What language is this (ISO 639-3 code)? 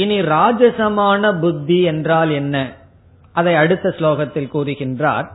tam